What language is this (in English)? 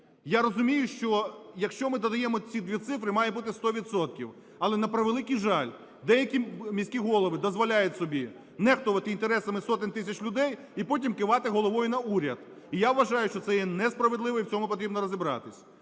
Ukrainian